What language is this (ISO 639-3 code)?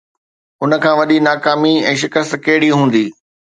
snd